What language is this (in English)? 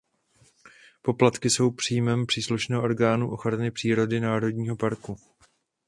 Czech